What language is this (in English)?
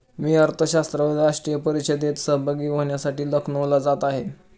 Marathi